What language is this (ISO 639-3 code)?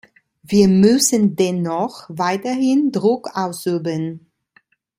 deu